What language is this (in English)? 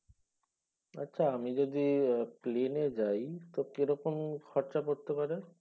Bangla